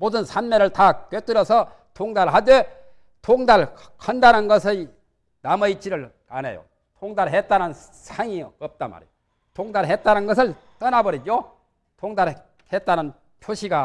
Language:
Korean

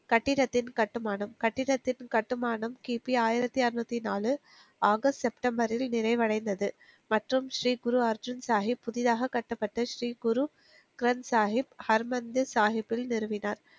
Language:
Tamil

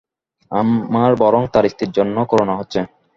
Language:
Bangla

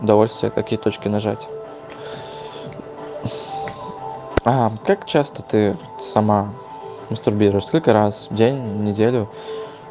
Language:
Russian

